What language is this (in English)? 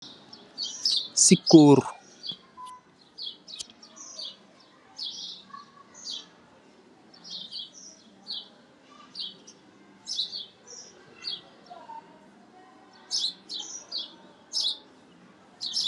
Wolof